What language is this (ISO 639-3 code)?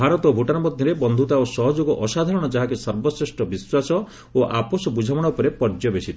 ori